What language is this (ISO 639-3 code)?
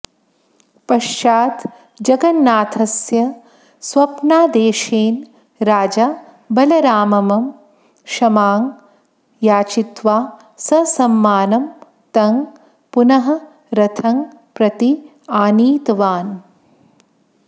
san